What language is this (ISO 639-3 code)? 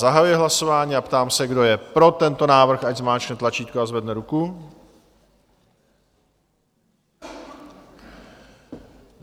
ces